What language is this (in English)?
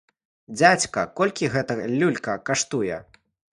Belarusian